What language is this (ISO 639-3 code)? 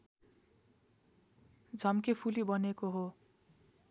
nep